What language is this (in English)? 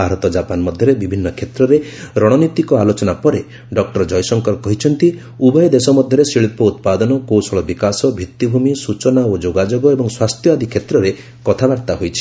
Odia